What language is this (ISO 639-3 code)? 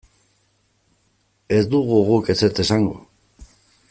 eus